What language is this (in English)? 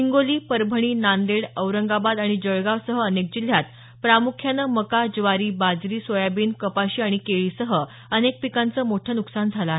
Marathi